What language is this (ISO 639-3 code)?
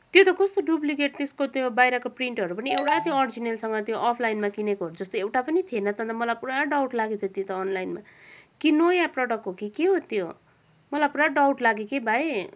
nep